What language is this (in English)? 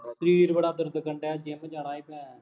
Punjabi